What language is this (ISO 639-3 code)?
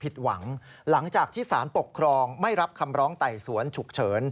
tha